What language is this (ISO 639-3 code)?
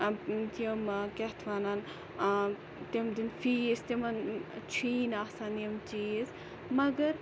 kas